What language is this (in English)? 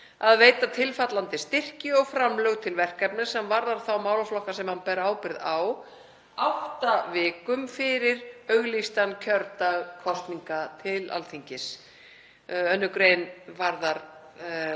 Icelandic